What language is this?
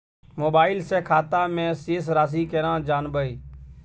Maithili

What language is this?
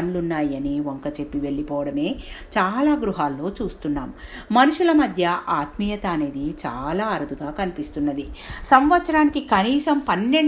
Telugu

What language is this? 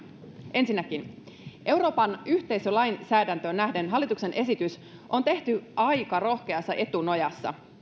Finnish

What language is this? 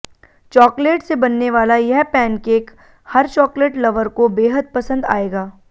Hindi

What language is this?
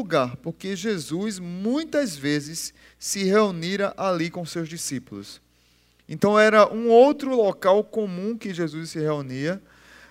Portuguese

